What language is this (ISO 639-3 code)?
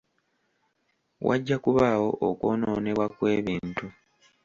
lug